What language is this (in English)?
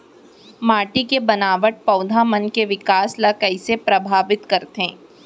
Chhattisgarhi